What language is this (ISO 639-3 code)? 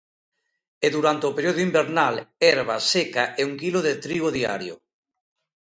glg